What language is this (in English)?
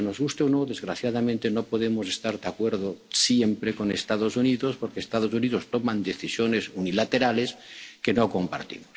Spanish